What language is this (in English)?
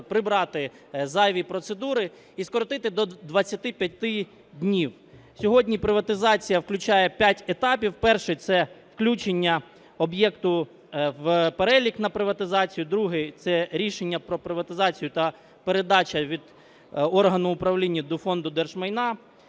Ukrainian